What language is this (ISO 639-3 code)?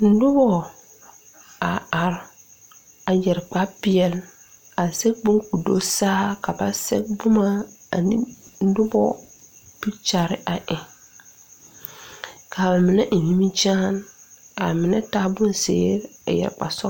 dga